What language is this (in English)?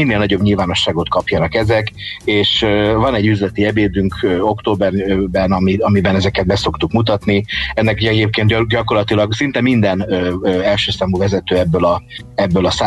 Hungarian